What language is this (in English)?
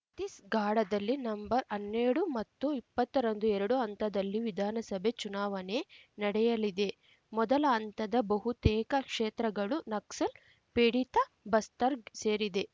Kannada